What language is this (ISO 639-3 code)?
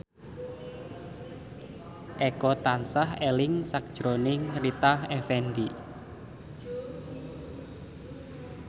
jav